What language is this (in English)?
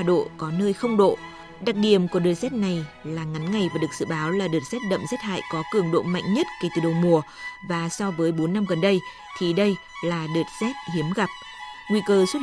Vietnamese